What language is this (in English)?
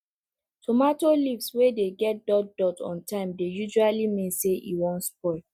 Nigerian Pidgin